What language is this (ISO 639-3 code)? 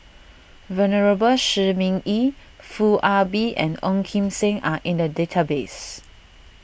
eng